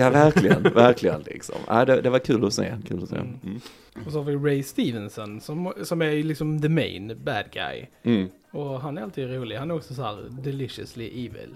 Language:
Swedish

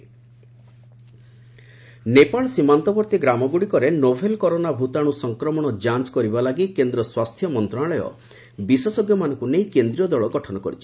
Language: Odia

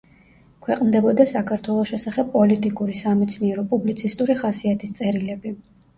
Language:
Georgian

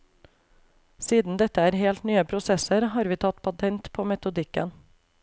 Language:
Norwegian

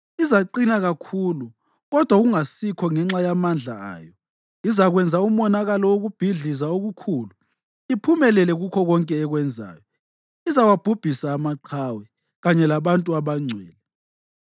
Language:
North Ndebele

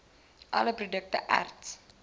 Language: Afrikaans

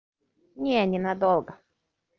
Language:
Russian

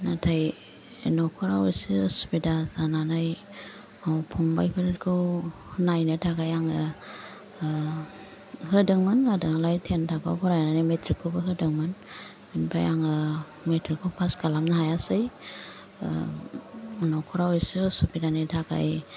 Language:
Bodo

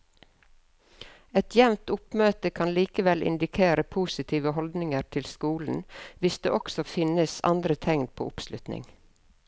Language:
Norwegian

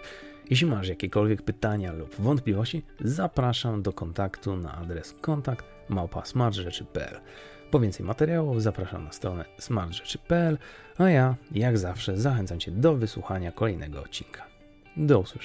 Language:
Polish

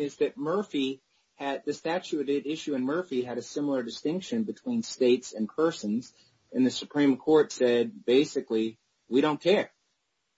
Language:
English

